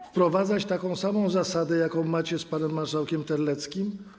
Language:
Polish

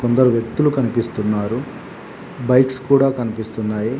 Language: Telugu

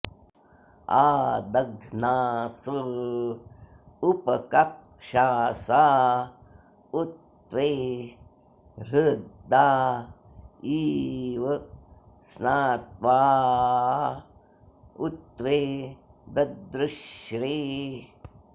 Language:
Sanskrit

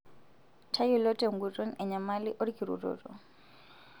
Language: Masai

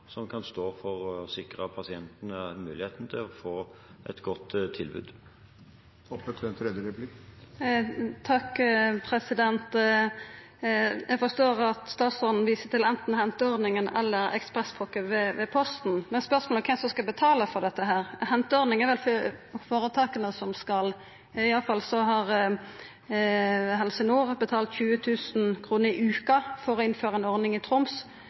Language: Norwegian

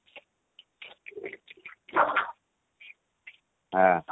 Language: Odia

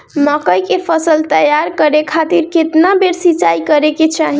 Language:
Bhojpuri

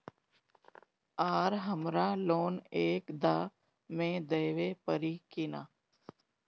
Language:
Bhojpuri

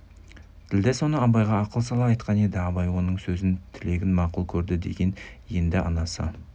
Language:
Kazakh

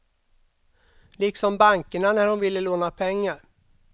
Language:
Swedish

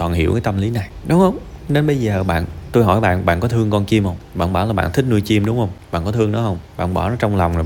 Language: Vietnamese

